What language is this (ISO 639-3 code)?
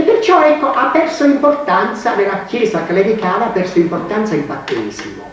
ita